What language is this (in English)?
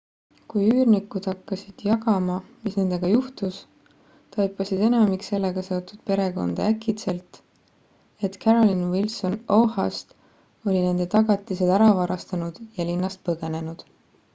Estonian